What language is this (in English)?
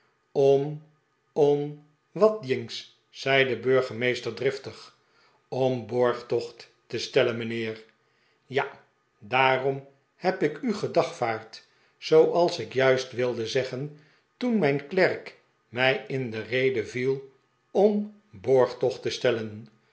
Dutch